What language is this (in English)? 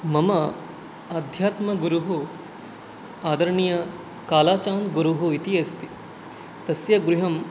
Sanskrit